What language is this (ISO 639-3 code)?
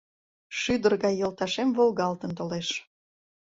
chm